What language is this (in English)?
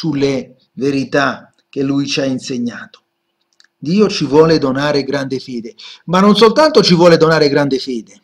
Italian